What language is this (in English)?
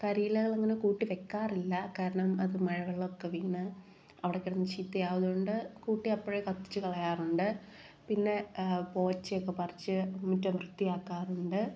Malayalam